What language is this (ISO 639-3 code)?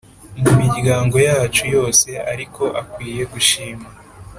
kin